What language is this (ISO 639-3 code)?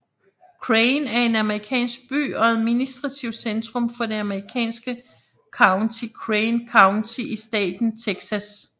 dan